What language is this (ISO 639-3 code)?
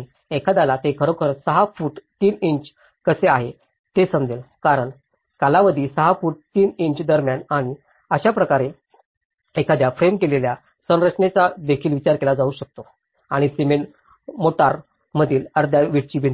mar